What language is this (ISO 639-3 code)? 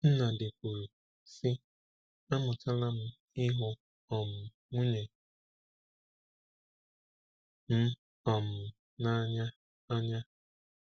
ibo